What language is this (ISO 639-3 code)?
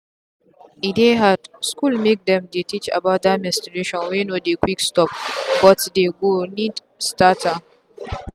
pcm